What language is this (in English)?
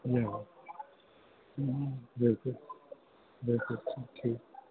Sindhi